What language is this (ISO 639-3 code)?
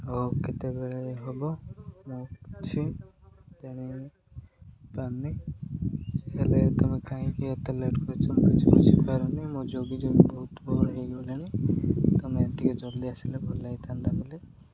ori